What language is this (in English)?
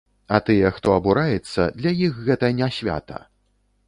Belarusian